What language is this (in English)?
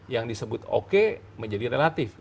Indonesian